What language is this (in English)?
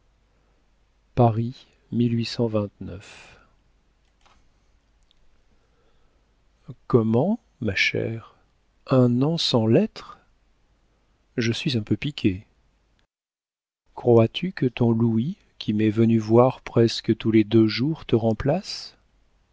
French